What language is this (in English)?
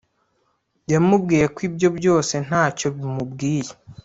Kinyarwanda